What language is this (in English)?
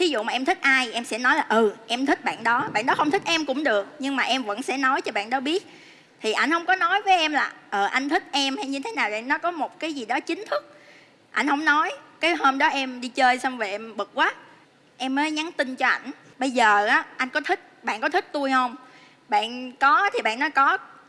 Vietnamese